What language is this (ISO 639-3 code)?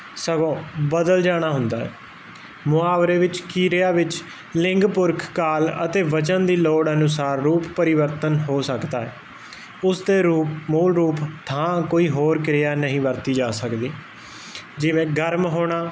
pan